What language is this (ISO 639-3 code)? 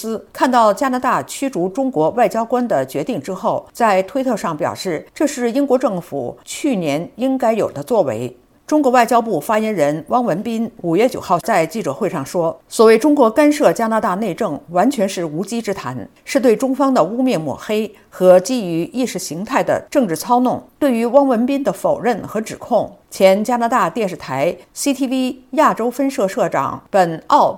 zho